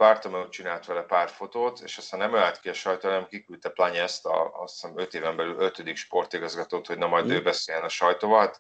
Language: Hungarian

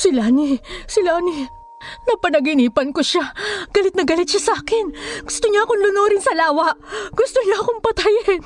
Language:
Filipino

